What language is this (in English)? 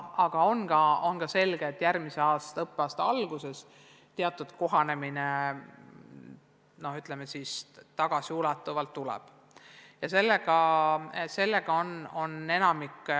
Estonian